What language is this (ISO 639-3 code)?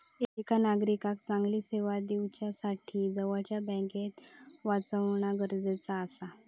mar